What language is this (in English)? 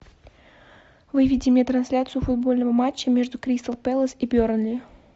Russian